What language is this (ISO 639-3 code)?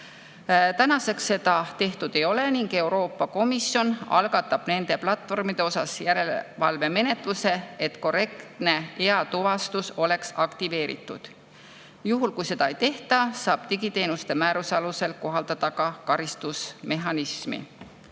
est